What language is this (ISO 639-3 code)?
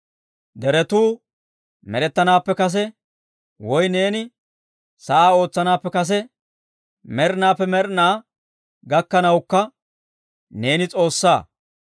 dwr